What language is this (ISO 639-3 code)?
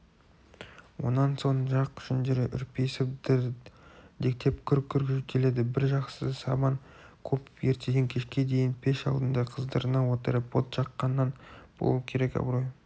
kaz